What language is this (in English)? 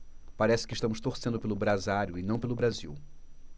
Portuguese